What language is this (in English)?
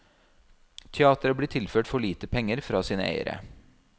Norwegian